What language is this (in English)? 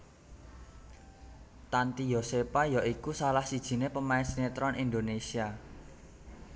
Javanese